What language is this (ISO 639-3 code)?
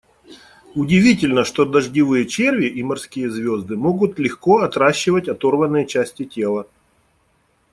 rus